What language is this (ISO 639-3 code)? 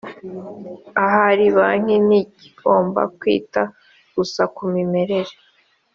kin